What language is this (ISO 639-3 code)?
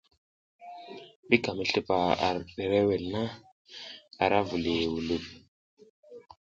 giz